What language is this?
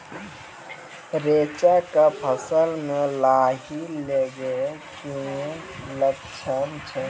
Maithili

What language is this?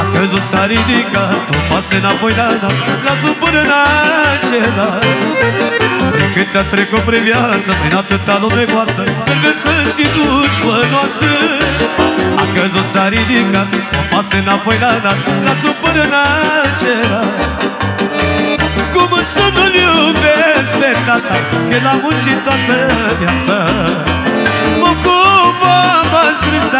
Romanian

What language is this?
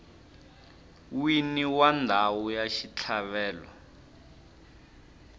Tsonga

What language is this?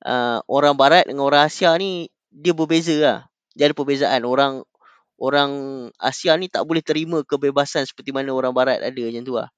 Malay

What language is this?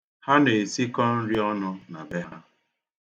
Igbo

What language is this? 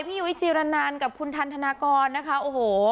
Thai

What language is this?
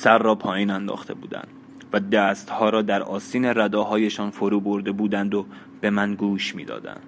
Persian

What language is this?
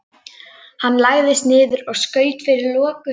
Icelandic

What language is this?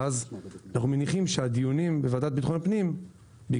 Hebrew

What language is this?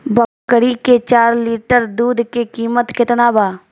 Bhojpuri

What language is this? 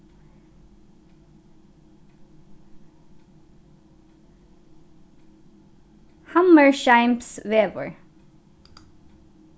Faroese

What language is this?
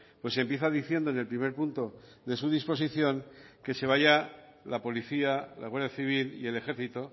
Spanish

